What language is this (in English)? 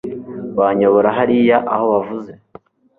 Kinyarwanda